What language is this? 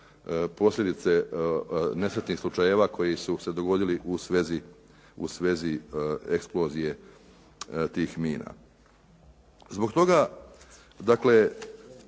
Croatian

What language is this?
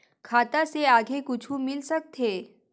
Chhattisgarhi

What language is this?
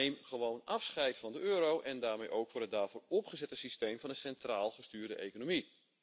Dutch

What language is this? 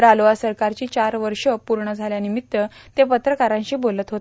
Marathi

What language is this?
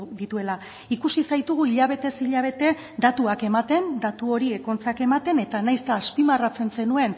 Basque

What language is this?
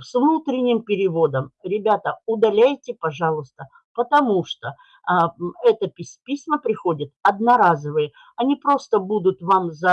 Russian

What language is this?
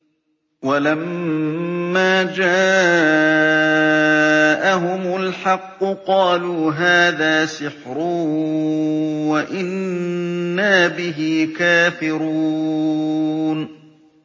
Arabic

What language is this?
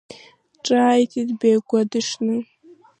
Abkhazian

